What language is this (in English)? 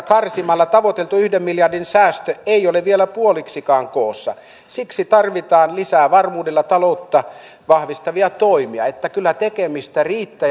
Finnish